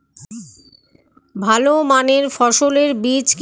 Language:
Bangla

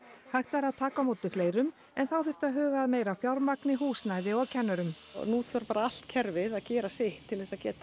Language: Icelandic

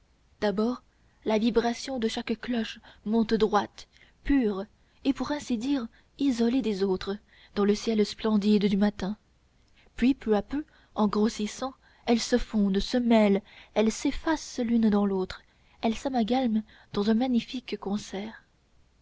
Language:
French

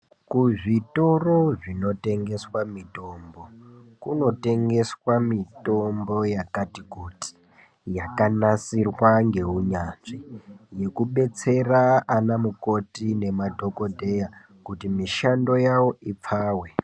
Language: Ndau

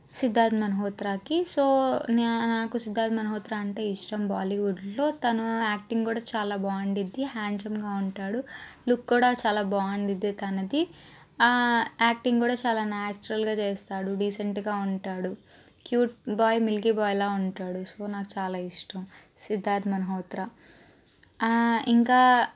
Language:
Telugu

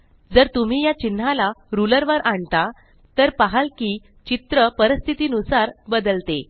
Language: Marathi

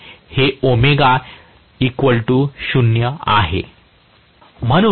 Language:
Marathi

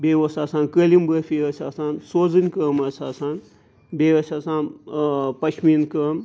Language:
Kashmiri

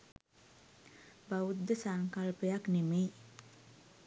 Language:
Sinhala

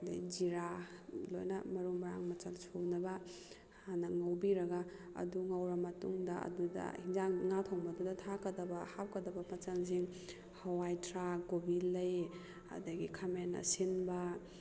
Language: Manipuri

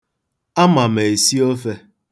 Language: Igbo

